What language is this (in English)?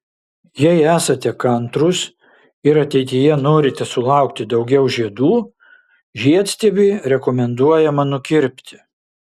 Lithuanian